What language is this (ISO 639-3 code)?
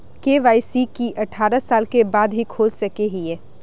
mag